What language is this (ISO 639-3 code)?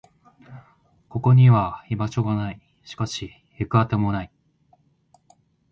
jpn